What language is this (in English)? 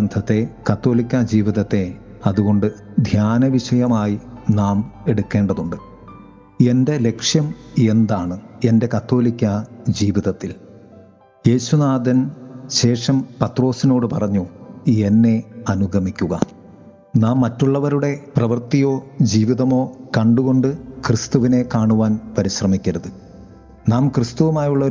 Malayalam